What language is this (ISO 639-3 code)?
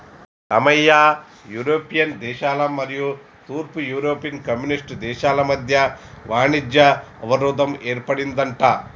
tel